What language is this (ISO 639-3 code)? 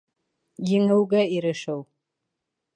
bak